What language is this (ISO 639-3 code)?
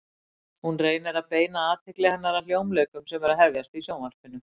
isl